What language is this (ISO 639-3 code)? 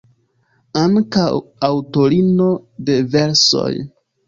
epo